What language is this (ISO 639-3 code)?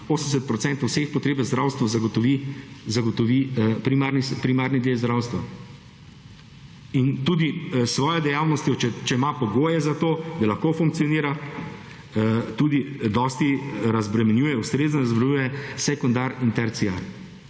slv